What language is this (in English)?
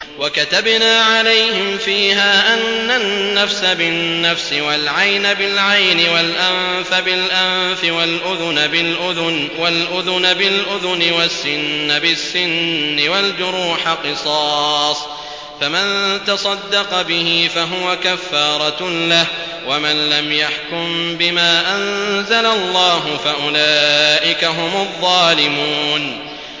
Arabic